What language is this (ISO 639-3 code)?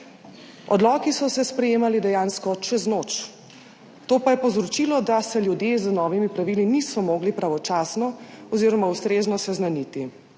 slv